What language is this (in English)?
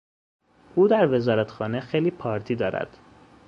Persian